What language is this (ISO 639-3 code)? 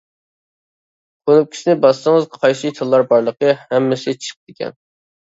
uig